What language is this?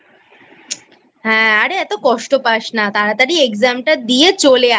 Bangla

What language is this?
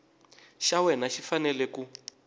Tsonga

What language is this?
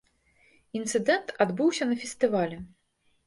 Belarusian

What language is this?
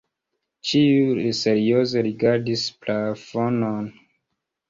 Esperanto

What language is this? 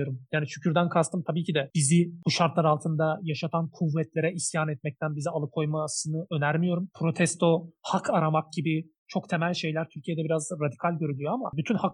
Turkish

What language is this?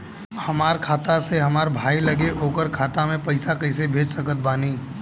Bhojpuri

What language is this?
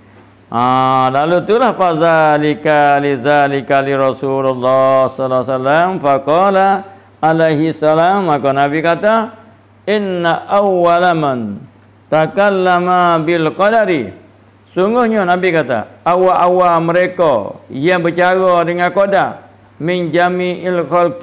Malay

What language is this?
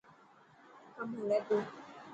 Dhatki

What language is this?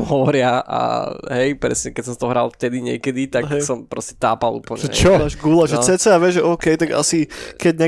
Slovak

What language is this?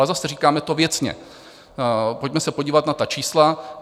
Czech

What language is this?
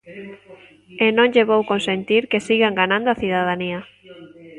Galician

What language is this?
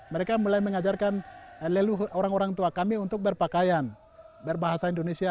Indonesian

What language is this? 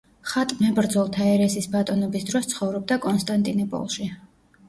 Georgian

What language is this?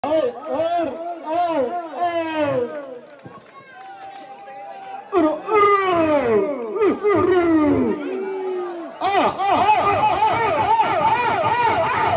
Kannada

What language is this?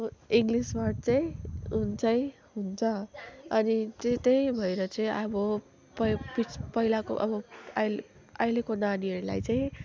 Nepali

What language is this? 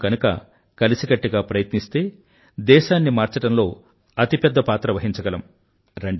Telugu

